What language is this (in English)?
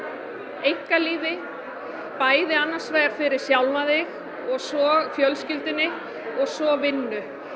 Icelandic